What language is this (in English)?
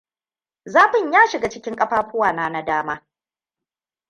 Hausa